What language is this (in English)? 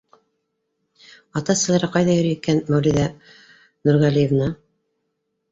Bashkir